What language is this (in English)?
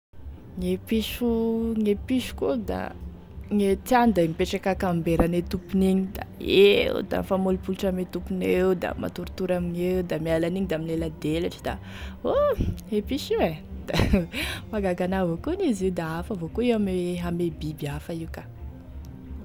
Tesaka Malagasy